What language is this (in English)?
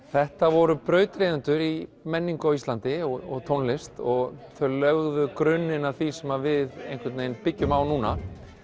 Icelandic